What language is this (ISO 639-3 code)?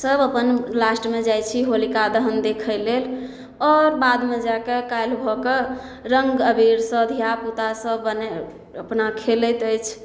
mai